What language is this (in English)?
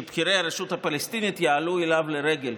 Hebrew